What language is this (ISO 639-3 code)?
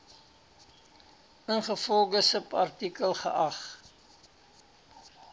afr